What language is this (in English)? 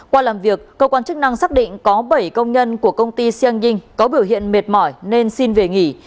Vietnamese